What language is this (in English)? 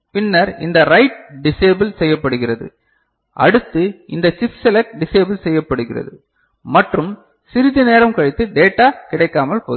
Tamil